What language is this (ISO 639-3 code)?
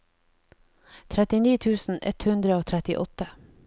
nor